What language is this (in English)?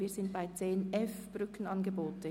Swiss German